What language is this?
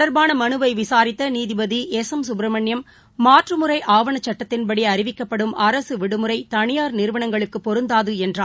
Tamil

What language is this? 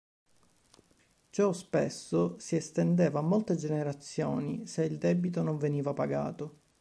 Italian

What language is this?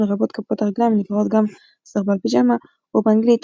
Hebrew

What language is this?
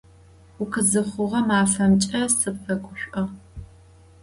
Adyghe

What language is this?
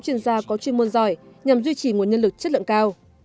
Vietnamese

